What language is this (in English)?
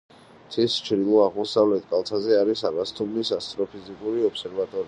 Georgian